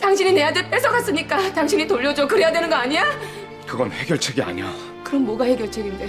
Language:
Korean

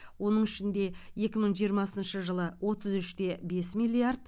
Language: Kazakh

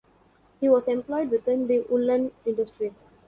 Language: English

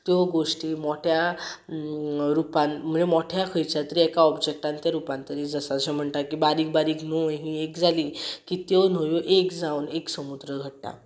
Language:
Konkani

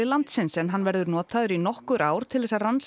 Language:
Icelandic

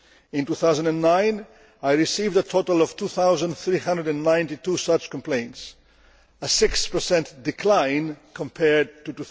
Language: English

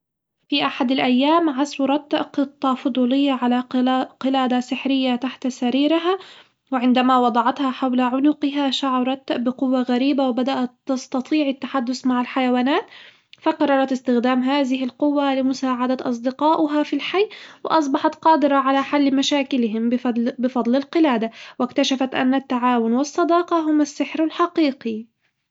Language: Hijazi Arabic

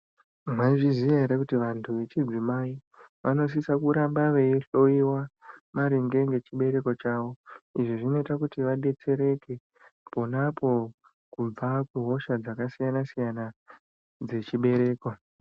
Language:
Ndau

